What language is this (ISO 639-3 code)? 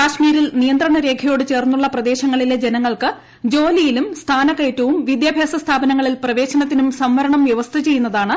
mal